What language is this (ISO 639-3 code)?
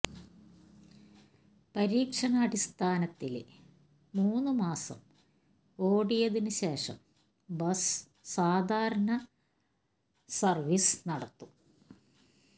mal